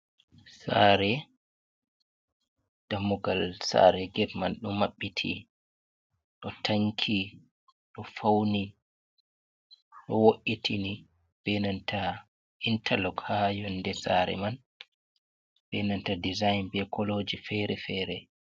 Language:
Fula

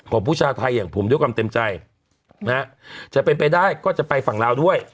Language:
Thai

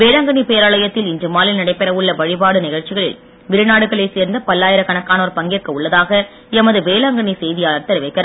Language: Tamil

